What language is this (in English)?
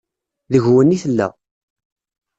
Kabyle